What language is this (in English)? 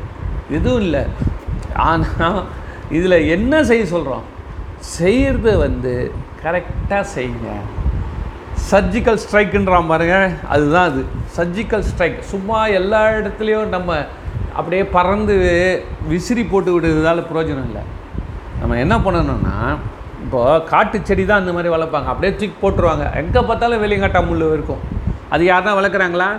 Tamil